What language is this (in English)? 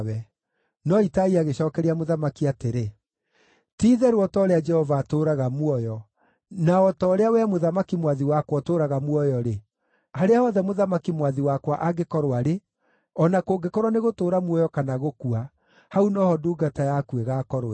Kikuyu